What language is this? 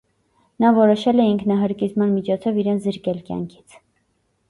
Armenian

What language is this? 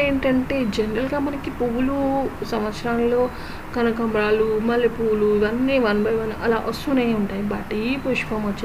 Telugu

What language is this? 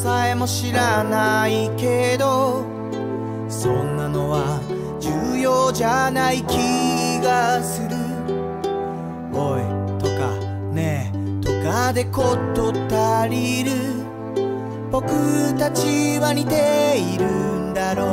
Japanese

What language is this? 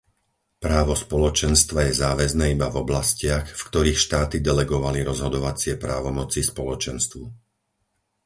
Slovak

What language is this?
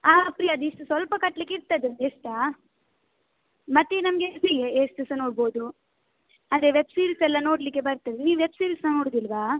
Kannada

